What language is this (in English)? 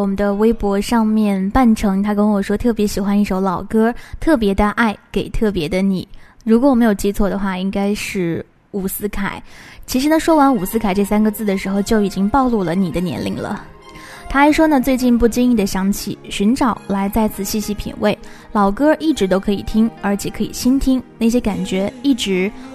Chinese